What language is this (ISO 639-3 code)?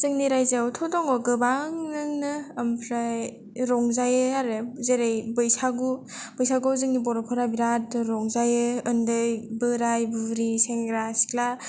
brx